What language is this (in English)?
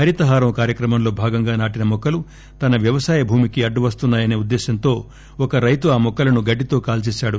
Telugu